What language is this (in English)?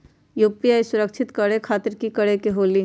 Magahi